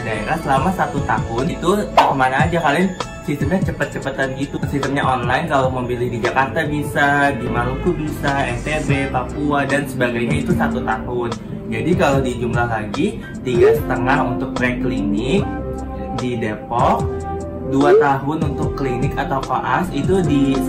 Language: Indonesian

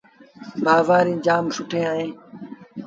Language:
Sindhi Bhil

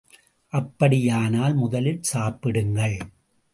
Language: Tamil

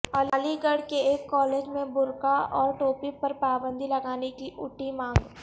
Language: Urdu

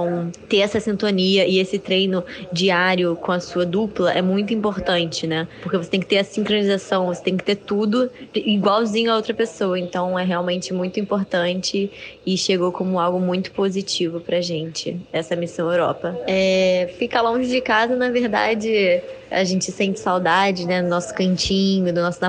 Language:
Portuguese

